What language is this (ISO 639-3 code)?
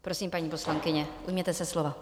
ces